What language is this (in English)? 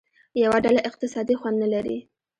Pashto